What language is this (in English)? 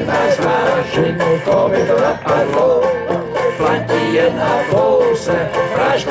Czech